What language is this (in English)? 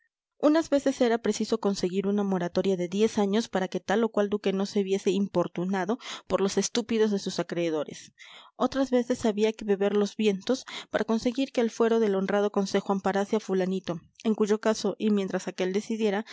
Spanish